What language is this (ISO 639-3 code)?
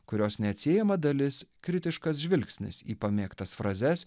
lit